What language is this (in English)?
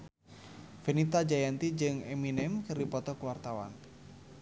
Sundanese